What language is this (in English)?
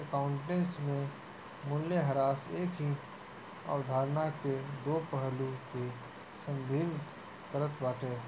Bhojpuri